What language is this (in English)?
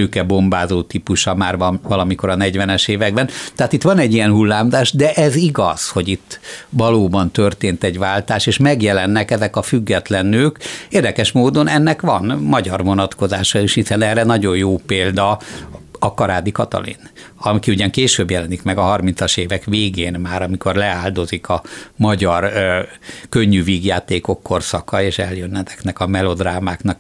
Hungarian